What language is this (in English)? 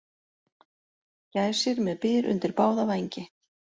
Icelandic